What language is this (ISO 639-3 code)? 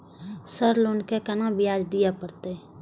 mai